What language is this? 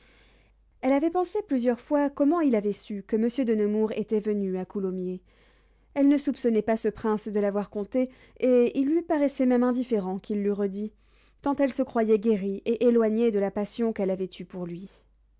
French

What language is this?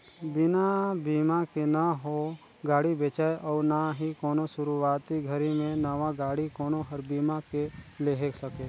Chhattisgarhi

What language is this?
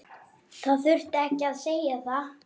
Icelandic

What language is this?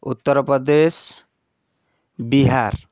Odia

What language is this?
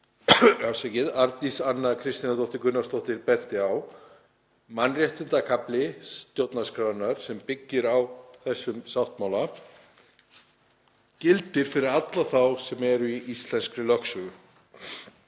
Icelandic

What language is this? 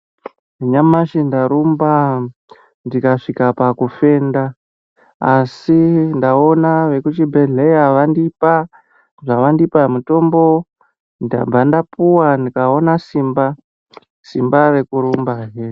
Ndau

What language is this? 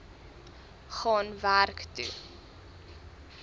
Afrikaans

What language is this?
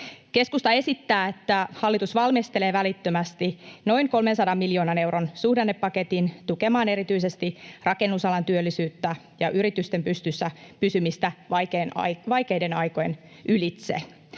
Finnish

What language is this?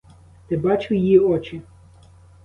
Ukrainian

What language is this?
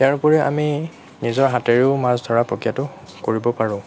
Assamese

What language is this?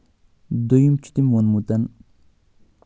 Kashmiri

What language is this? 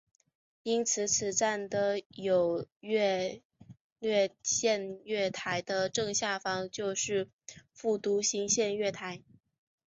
Chinese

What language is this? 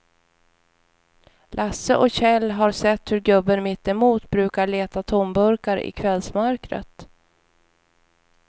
Swedish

